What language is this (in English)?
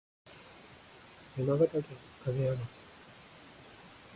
Japanese